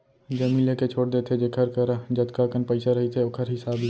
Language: Chhattisgarhi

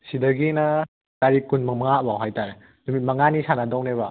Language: Manipuri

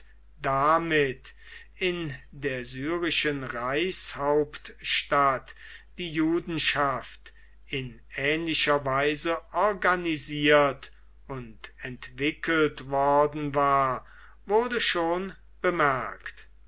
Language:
German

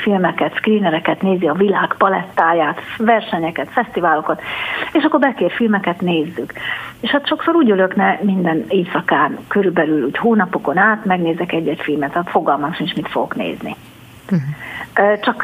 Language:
Hungarian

